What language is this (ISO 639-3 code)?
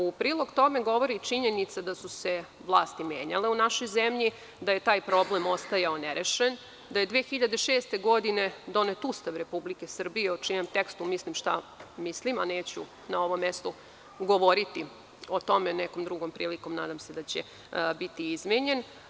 srp